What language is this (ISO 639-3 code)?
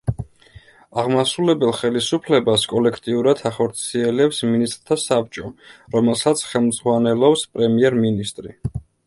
kat